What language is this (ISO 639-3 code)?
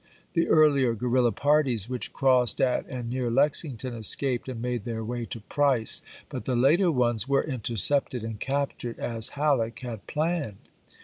eng